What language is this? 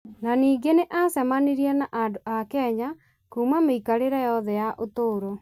Kikuyu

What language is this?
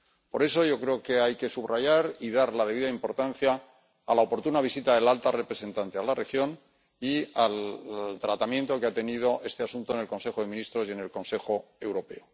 Spanish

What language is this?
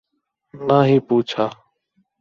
Urdu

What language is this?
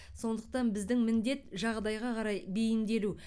Kazakh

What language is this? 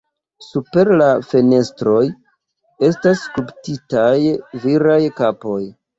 Esperanto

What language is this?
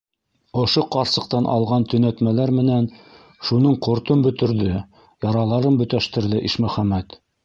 Bashkir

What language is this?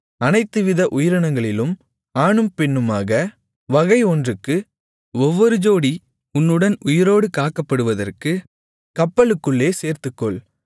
Tamil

